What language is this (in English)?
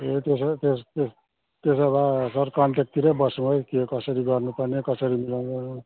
Nepali